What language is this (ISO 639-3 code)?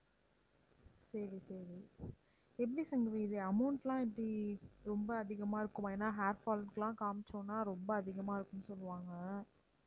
tam